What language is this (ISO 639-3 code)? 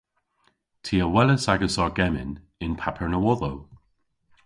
cor